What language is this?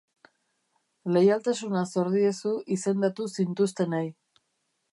Basque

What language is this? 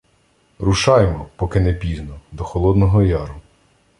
Ukrainian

